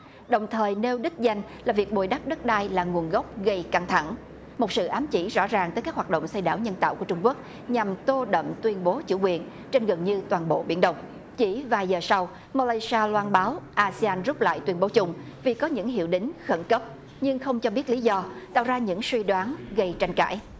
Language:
Vietnamese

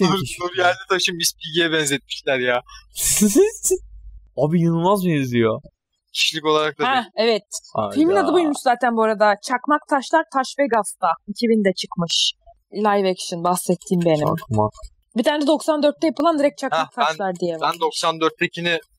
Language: Turkish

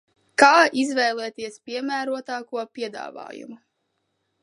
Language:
Latvian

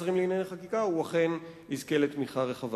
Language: Hebrew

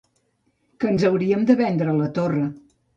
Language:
Catalan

